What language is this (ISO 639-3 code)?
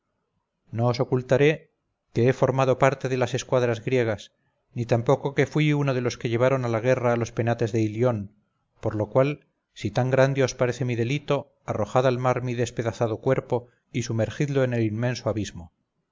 spa